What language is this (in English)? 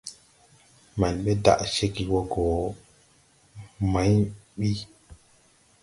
Tupuri